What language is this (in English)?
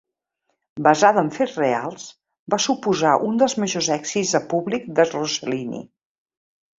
Catalan